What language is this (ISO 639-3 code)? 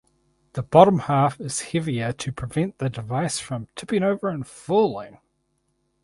eng